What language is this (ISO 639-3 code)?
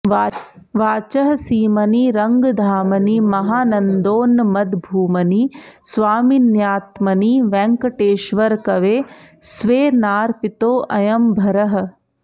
san